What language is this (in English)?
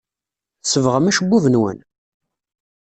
Kabyle